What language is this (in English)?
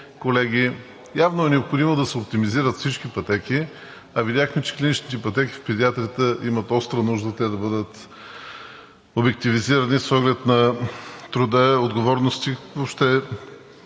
Bulgarian